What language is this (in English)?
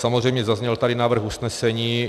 Czech